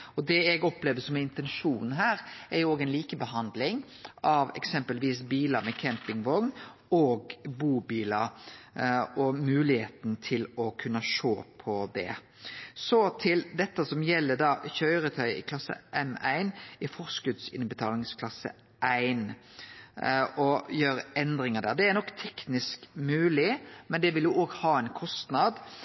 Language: Norwegian Nynorsk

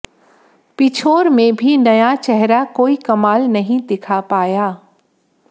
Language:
Hindi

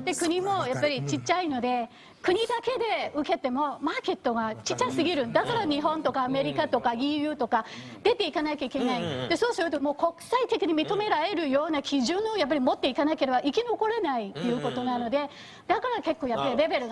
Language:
Japanese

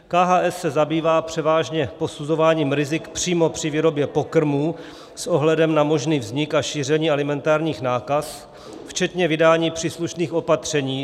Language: Czech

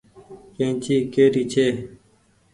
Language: Goaria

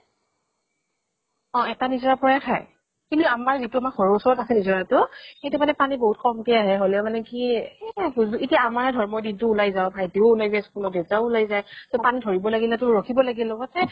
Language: Assamese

